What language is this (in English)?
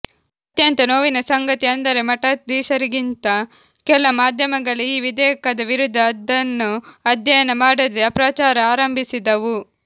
Kannada